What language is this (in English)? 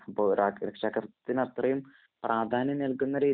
Malayalam